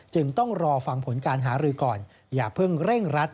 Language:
Thai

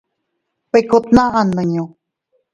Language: Teutila Cuicatec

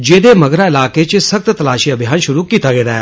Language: Dogri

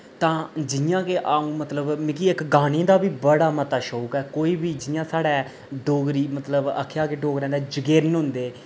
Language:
Dogri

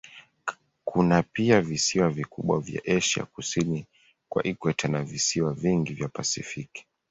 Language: Swahili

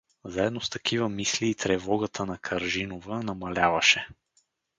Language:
Bulgarian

